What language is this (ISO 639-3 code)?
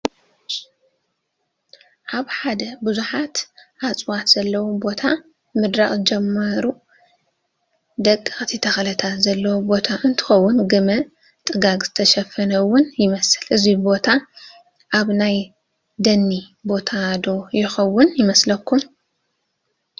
tir